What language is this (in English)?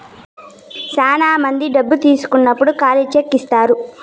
Telugu